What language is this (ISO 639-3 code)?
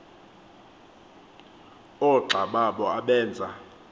xho